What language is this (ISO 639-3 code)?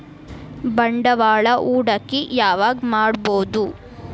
kan